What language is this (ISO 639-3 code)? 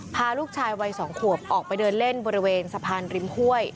tha